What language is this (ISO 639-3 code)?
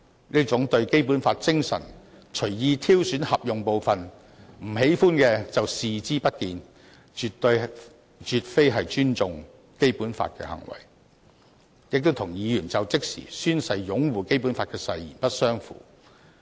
yue